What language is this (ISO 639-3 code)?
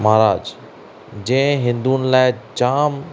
snd